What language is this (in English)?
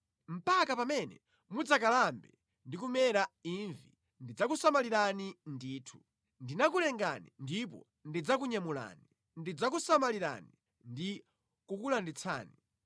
Nyanja